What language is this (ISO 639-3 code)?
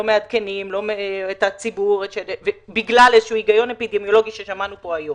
heb